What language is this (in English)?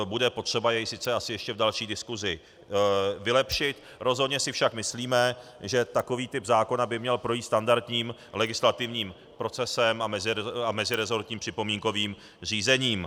Czech